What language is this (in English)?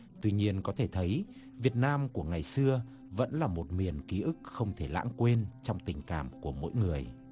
Vietnamese